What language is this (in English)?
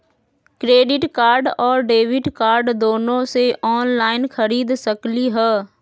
Magahi